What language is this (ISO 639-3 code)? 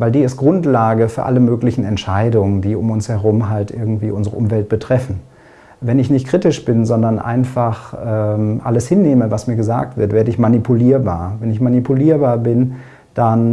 deu